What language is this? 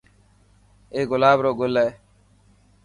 Dhatki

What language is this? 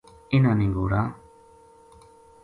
Gujari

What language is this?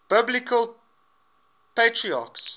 English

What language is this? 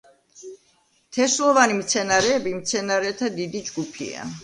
Georgian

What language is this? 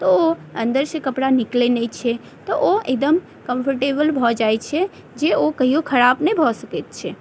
Maithili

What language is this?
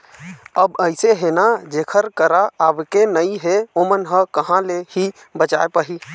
Chhattisgarhi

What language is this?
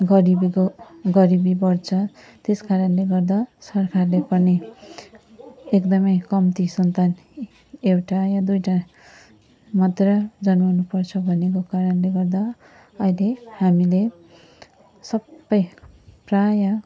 Nepali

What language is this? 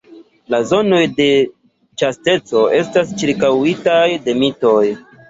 Esperanto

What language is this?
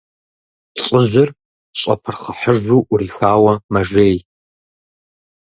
Kabardian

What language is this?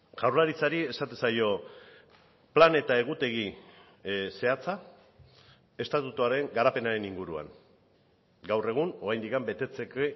Basque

